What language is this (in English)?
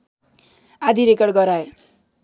Nepali